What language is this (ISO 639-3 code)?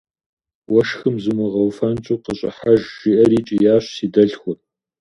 kbd